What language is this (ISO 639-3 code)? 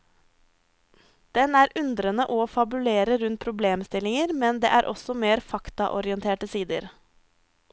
nor